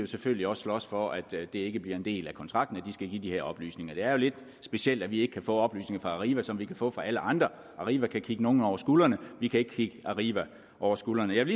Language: Danish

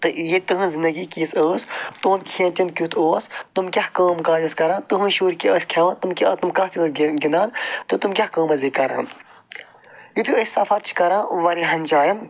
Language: Kashmiri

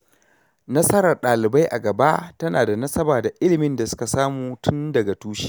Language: Hausa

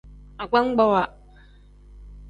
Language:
Tem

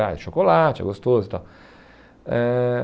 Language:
Portuguese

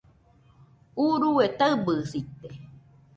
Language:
Nüpode Huitoto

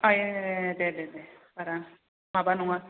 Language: Bodo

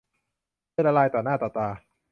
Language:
Thai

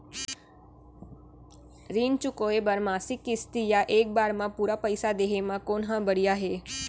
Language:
Chhattisgarhi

